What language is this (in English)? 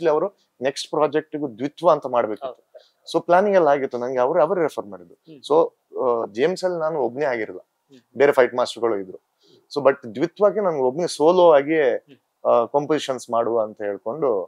Kannada